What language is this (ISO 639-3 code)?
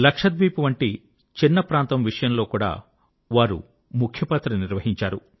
tel